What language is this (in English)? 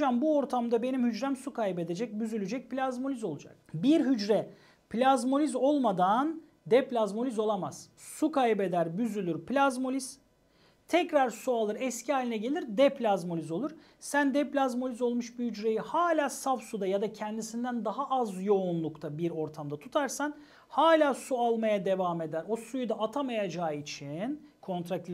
Turkish